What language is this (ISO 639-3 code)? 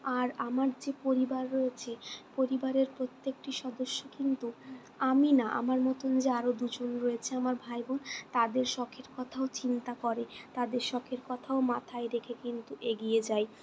ben